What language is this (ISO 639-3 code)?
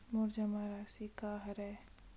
hne